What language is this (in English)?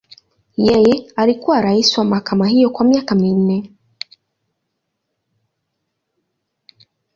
Swahili